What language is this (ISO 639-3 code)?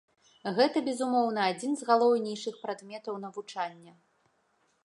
bel